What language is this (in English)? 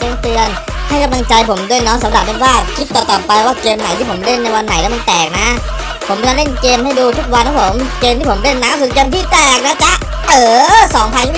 Thai